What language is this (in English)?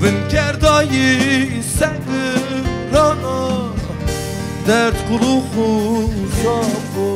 Turkish